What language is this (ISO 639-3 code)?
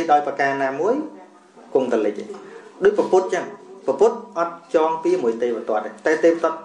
vie